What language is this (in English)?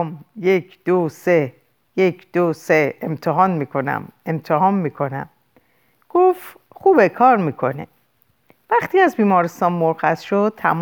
Persian